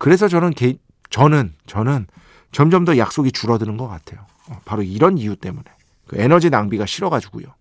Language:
Korean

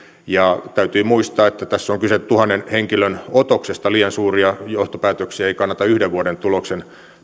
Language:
Finnish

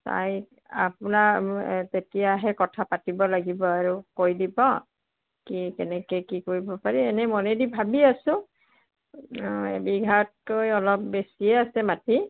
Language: Assamese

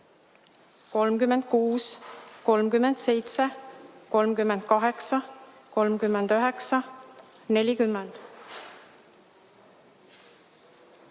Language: Estonian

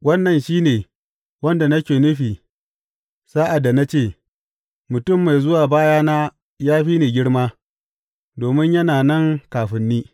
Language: Hausa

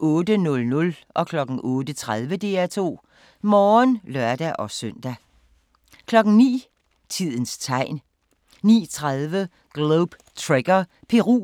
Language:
Danish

